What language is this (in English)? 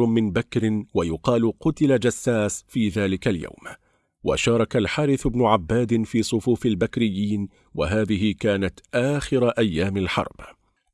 Arabic